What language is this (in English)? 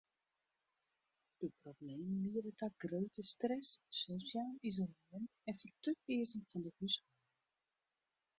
Western Frisian